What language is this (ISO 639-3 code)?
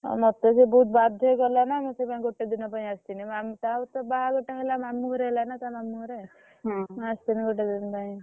ori